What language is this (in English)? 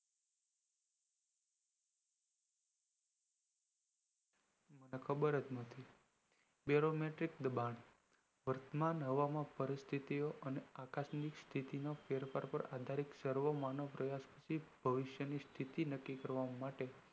Gujarati